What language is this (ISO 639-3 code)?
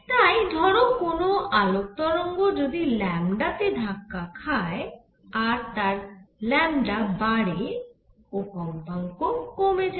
ben